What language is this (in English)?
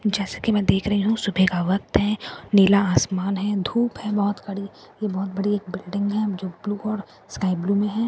Hindi